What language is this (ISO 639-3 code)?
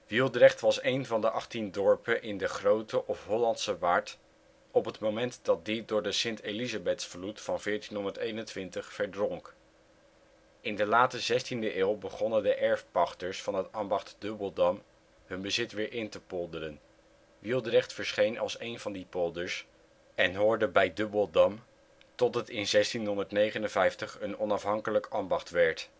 nld